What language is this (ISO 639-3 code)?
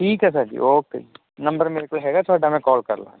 pan